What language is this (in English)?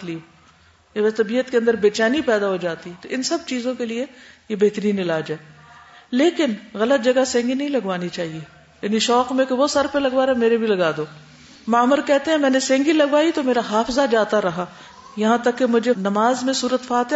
Urdu